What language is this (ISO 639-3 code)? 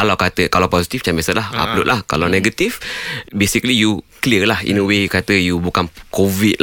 msa